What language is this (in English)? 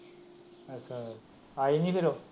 Punjabi